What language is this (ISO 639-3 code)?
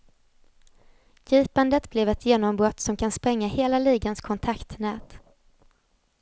swe